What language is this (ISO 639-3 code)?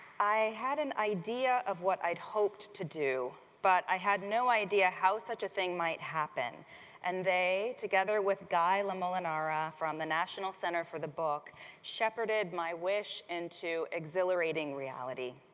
eng